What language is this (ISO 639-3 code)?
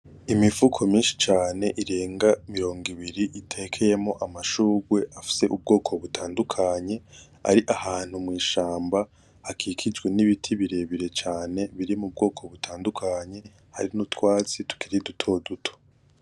run